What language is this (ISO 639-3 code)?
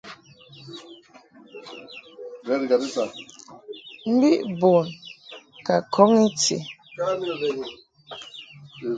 mhk